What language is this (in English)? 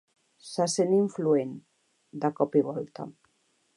Catalan